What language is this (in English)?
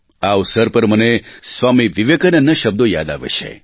Gujarati